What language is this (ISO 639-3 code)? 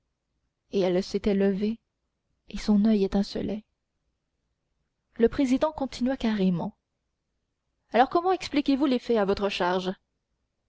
fra